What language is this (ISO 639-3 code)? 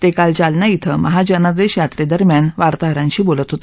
mar